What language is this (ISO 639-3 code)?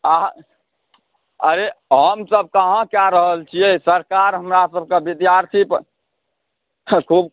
mai